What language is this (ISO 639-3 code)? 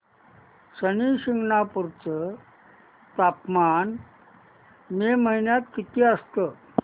mar